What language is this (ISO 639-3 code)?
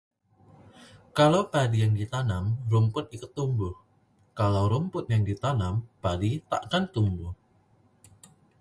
ind